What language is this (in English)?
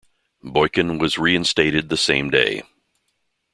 English